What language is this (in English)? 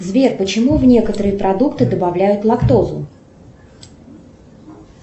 Russian